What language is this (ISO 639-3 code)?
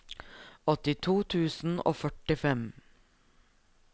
nor